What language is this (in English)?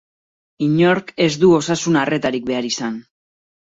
Basque